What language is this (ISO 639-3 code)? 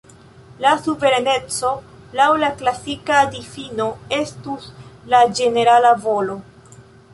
epo